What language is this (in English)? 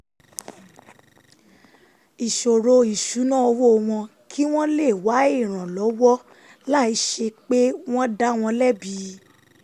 Yoruba